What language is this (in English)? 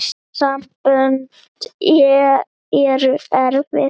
Icelandic